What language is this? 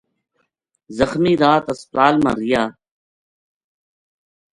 Gujari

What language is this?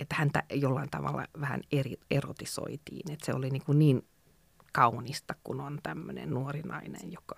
Finnish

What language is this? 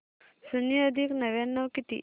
Marathi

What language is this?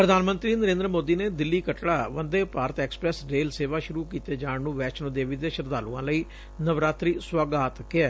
Punjabi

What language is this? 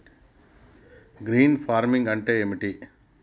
Telugu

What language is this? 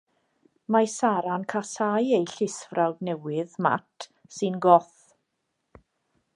Welsh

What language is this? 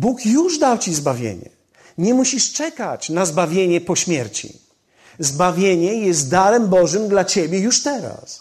Polish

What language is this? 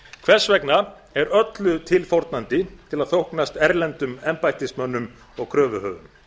Icelandic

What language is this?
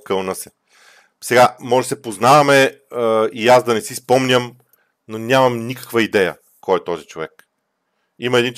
Bulgarian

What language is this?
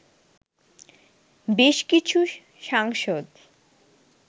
Bangla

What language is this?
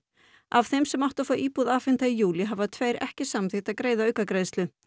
Icelandic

